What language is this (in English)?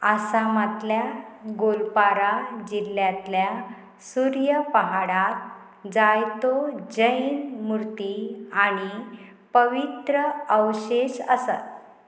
Konkani